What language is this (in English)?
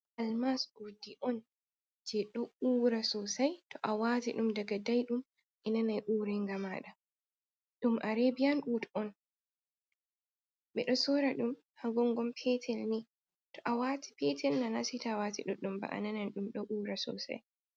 Fula